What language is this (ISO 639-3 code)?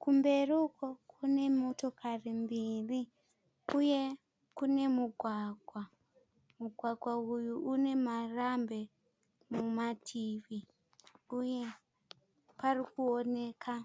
sna